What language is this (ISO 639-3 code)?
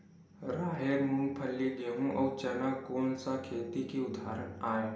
hne